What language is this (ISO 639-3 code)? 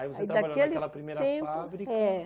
por